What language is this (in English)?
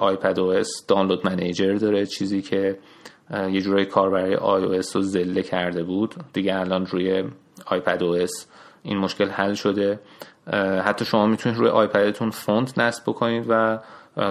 Persian